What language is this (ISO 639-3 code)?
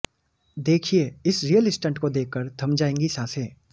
hin